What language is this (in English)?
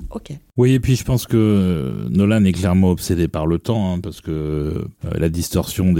French